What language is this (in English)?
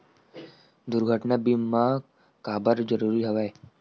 Chhattisgarhi